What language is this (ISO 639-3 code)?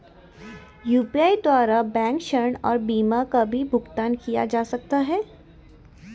hin